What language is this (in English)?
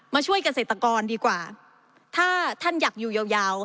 Thai